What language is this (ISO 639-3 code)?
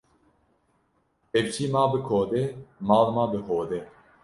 kur